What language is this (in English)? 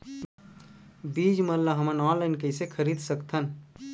Chhattisgarhi